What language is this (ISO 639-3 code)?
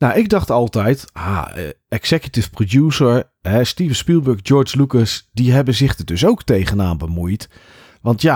nld